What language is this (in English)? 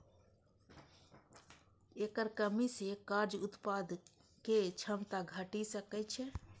Maithili